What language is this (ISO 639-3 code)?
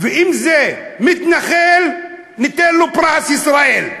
heb